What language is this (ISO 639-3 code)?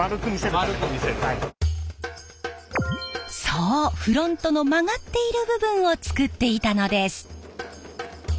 jpn